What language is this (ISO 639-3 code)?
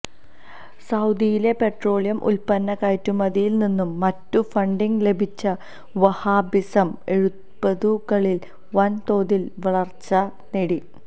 mal